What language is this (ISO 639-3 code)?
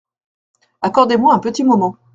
fra